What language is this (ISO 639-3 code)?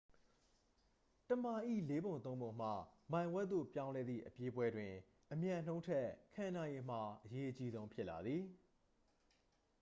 mya